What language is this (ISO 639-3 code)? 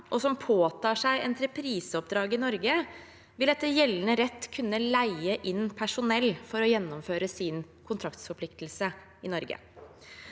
nor